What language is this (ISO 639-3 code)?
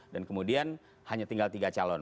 ind